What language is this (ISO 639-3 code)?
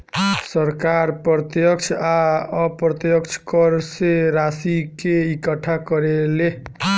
bho